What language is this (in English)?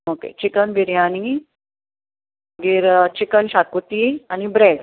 Konkani